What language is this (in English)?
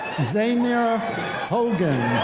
English